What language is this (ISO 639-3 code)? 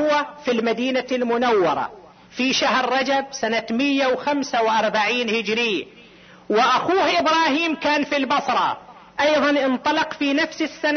ara